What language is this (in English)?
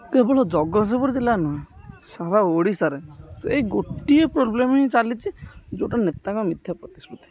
Odia